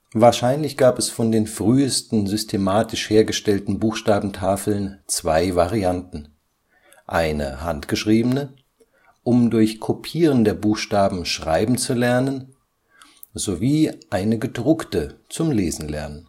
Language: German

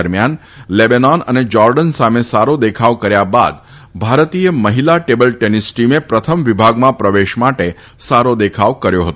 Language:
Gujarati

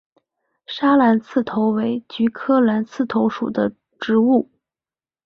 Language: Chinese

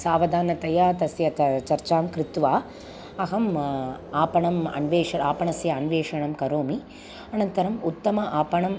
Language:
Sanskrit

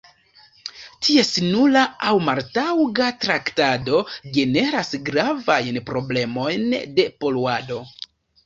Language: Esperanto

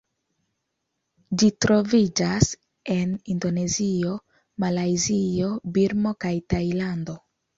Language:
Esperanto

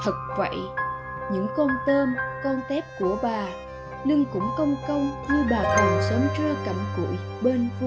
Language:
Vietnamese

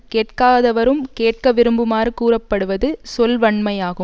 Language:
Tamil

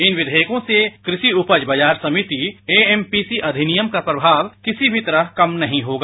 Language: Hindi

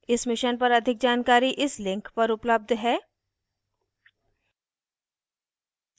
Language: Hindi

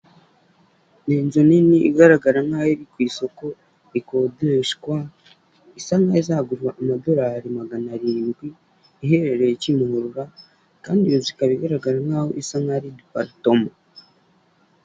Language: Kinyarwanda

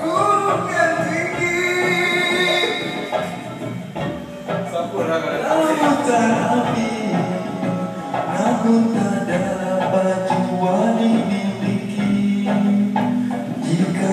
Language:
Greek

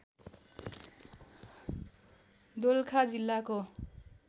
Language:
Nepali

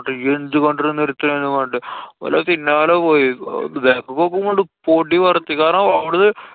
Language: Malayalam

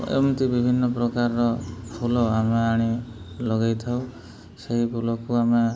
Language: Odia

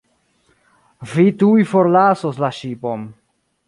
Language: Esperanto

